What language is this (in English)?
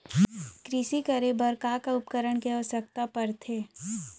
Chhattisgarhi